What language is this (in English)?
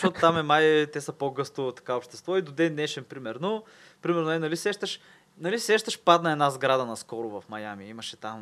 Bulgarian